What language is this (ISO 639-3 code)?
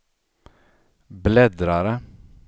swe